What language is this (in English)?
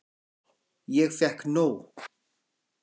Icelandic